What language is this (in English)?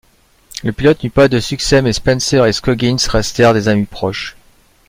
French